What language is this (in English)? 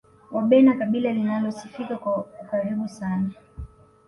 Swahili